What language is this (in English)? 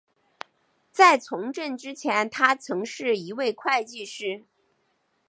Chinese